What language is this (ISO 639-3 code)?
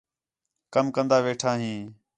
xhe